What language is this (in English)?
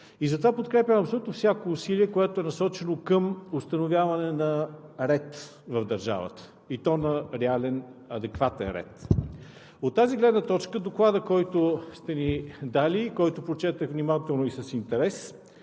Bulgarian